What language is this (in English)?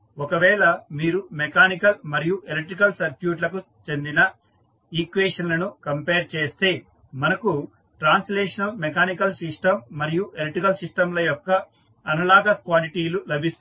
Telugu